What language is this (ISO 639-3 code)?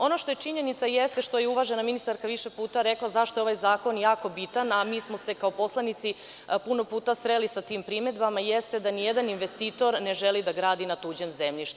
srp